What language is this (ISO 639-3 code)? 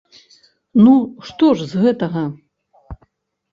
bel